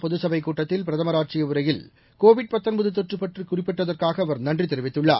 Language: Tamil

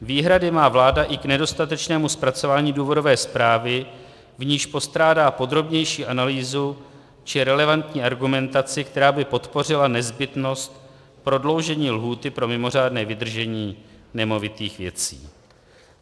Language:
Czech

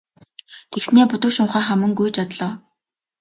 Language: Mongolian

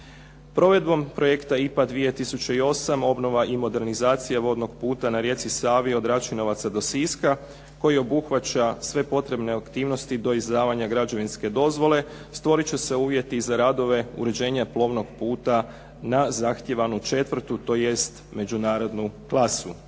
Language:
Croatian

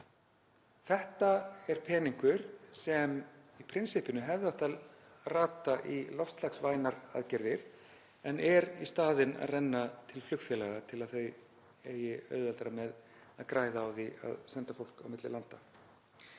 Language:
Icelandic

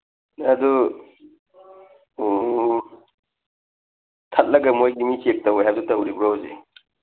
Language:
Manipuri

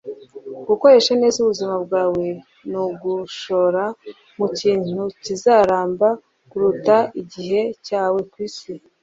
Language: Kinyarwanda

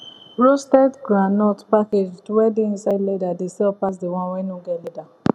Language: Nigerian Pidgin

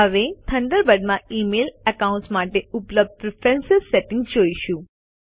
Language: Gujarati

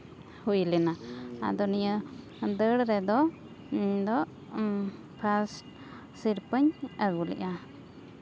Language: Santali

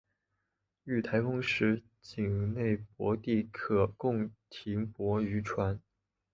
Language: Chinese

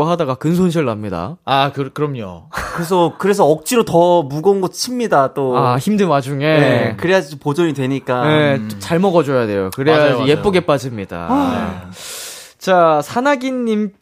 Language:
Korean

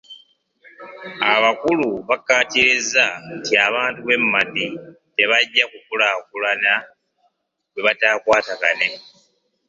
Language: Ganda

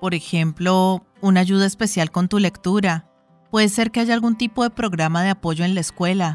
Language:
Spanish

